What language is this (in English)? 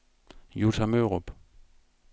Danish